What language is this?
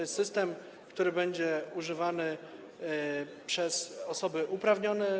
Polish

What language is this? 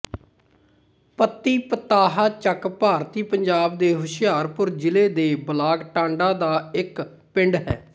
Punjabi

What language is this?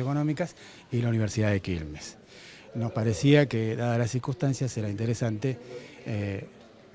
Spanish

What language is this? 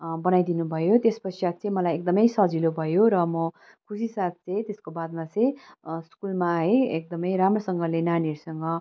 Nepali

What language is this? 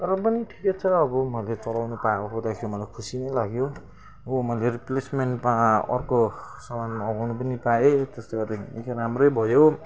Nepali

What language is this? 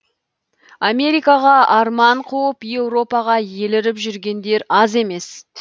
Kazakh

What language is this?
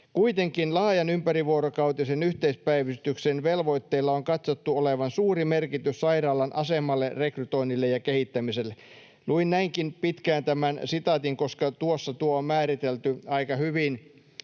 Finnish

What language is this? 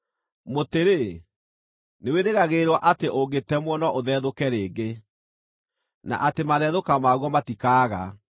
Kikuyu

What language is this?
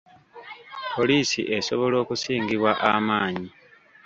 Ganda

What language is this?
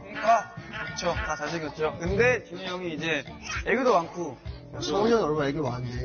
Korean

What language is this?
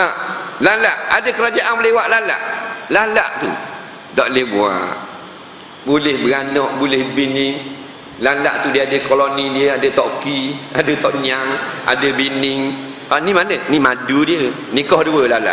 Malay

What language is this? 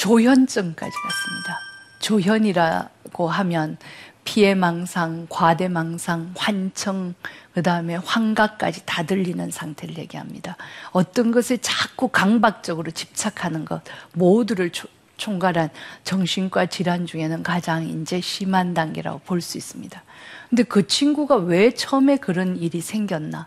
Korean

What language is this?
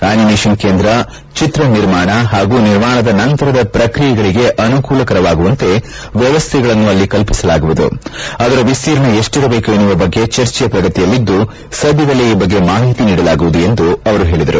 Kannada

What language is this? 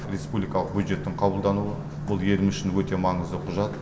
Kazakh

